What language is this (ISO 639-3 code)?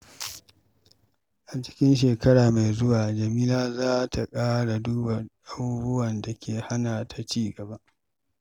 hau